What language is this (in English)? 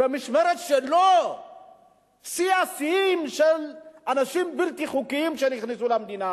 Hebrew